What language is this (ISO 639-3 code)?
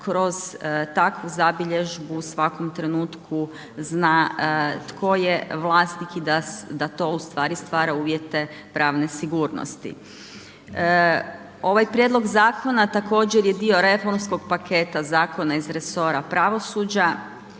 hrv